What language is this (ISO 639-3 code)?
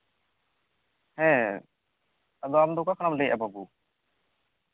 sat